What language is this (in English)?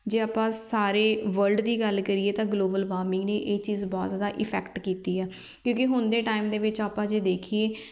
Punjabi